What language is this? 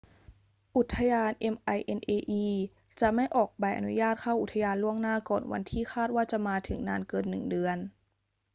Thai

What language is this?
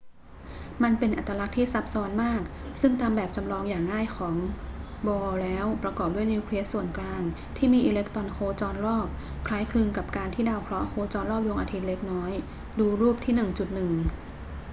Thai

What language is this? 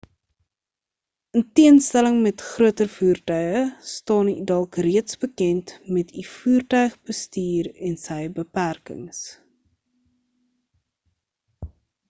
Afrikaans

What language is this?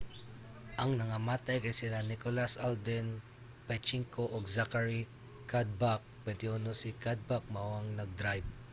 Cebuano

